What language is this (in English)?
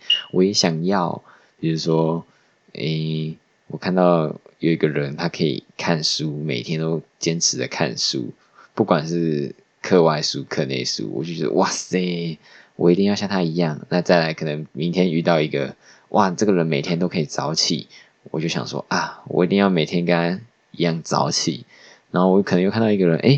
Chinese